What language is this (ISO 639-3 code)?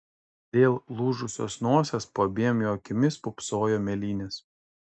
lit